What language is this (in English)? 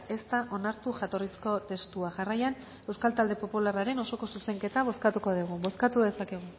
Basque